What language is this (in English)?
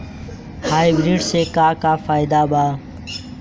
Bhojpuri